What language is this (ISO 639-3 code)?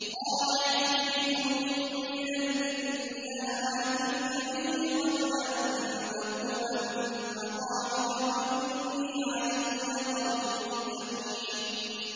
ara